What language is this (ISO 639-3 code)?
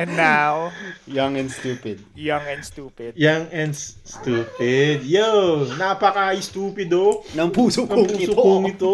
fil